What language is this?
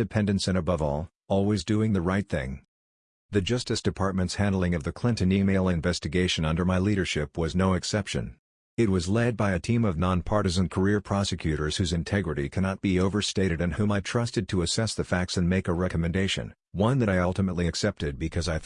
English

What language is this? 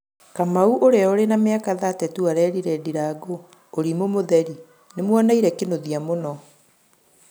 Kikuyu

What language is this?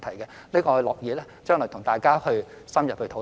Cantonese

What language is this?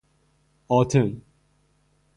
Persian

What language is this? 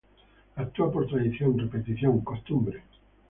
Spanish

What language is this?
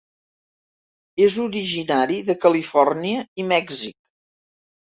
Catalan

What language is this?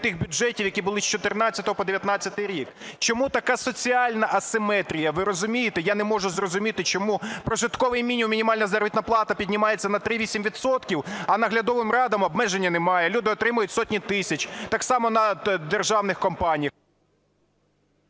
Ukrainian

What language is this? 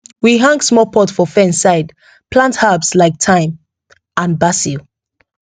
Nigerian Pidgin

